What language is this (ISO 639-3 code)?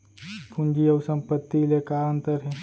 hne